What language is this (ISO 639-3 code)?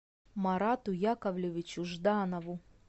rus